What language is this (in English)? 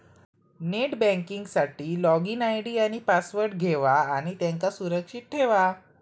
Marathi